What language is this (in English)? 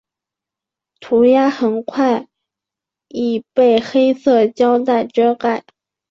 Chinese